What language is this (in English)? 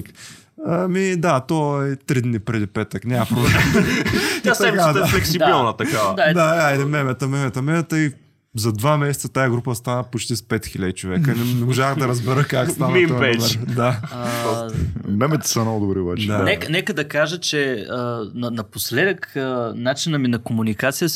Bulgarian